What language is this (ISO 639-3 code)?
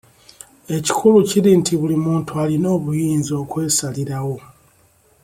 lug